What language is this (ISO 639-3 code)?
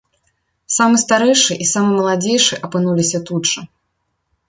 bel